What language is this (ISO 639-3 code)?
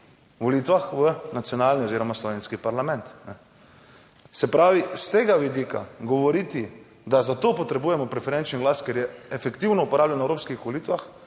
slv